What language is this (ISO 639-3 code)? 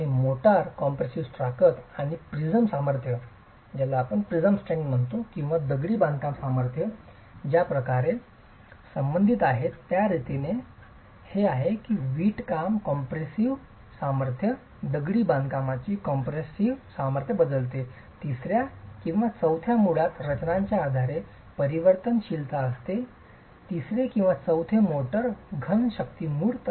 mar